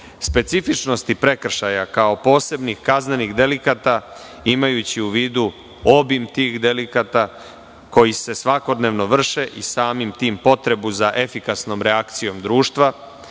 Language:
Serbian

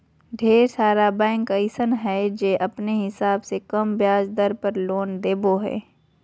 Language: Magahi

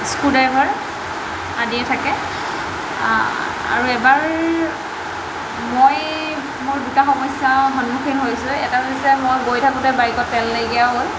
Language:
Assamese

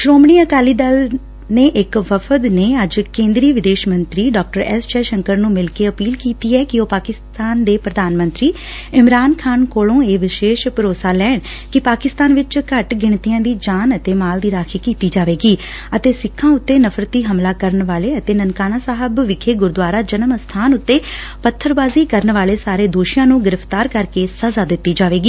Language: Punjabi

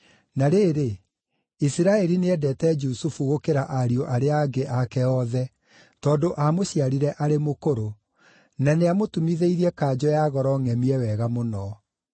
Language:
Kikuyu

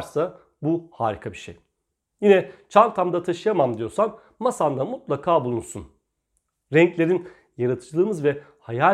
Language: Turkish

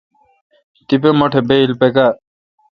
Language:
Kalkoti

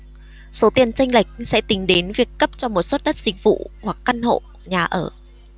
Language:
Vietnamese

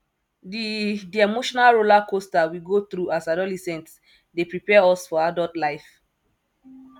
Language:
Nigerian Pidgin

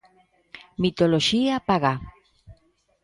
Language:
Galician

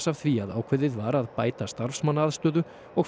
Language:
Icelandic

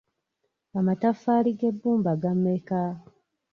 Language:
Ganda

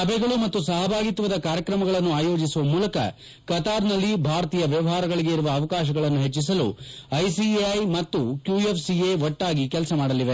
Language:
Kannada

